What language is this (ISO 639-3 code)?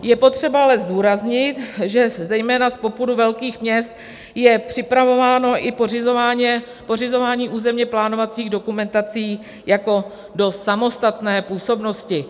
ces